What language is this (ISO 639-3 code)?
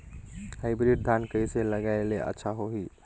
hne